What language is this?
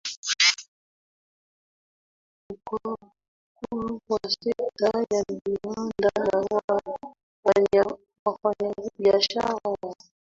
Swahili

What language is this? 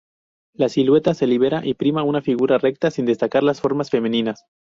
Spanish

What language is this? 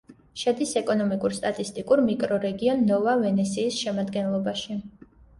Georgian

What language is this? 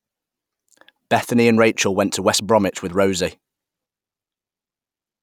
English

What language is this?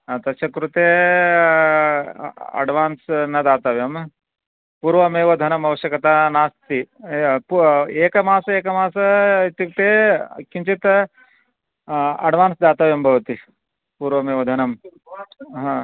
Sanskrit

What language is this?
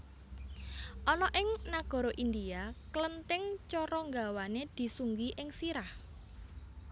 Javanese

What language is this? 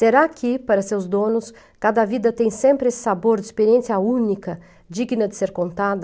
Portuguese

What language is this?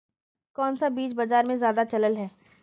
Magahi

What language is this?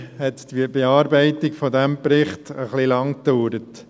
Swiss German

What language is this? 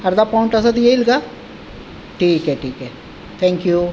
Marathi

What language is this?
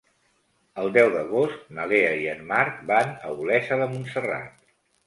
Catalan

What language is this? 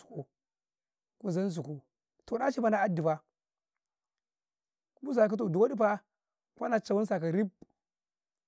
Karekare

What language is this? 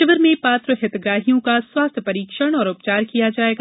Hindi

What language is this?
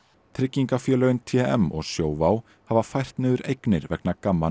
Icelandic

